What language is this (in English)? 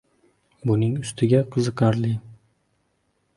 Uzbek